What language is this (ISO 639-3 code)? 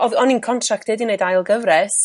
cym